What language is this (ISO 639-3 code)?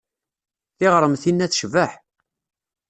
kab